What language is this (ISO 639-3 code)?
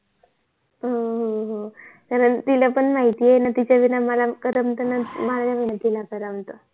mar